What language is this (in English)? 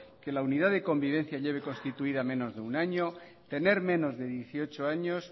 Spanish